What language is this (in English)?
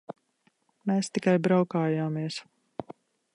Latvian